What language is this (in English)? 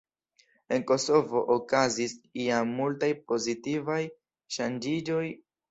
Esperanto